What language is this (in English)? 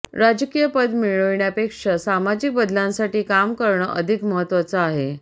Marathi